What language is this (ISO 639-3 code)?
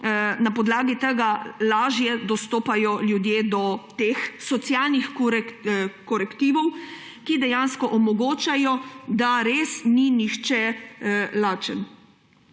slv